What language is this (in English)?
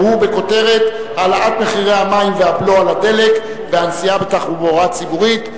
Hebrew